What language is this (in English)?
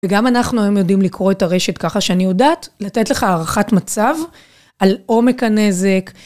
Hebrew